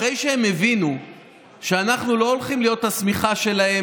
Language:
Hebrew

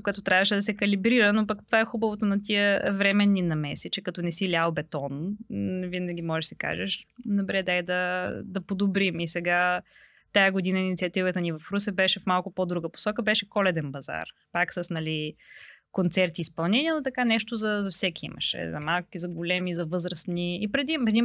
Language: Bulgarian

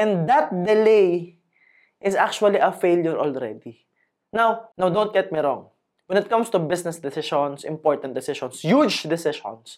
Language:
Filipino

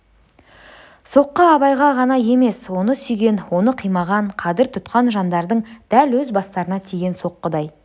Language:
Kazakh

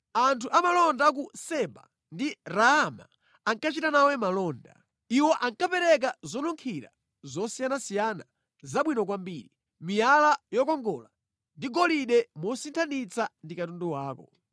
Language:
Nyanja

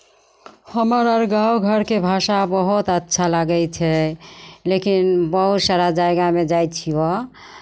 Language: Maithili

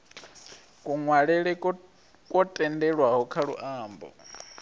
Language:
Venda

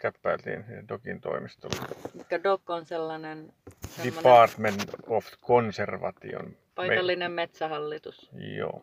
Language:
Finnish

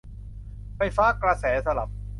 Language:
Thai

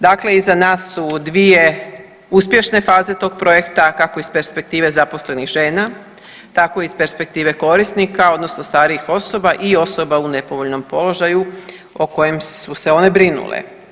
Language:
Croatian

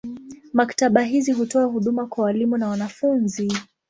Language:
Swahili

